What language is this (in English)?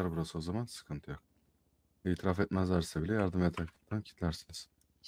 Turkish